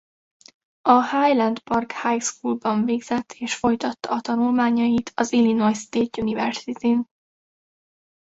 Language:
Hungarian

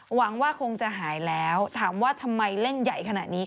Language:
Thai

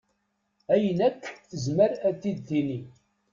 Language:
Kabyle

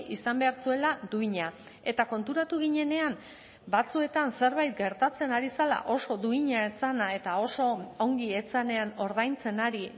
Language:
Basque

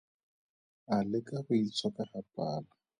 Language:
Tswana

